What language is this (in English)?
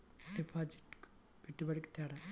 Telugu